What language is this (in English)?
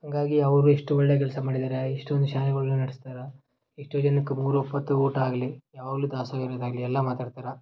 Kannada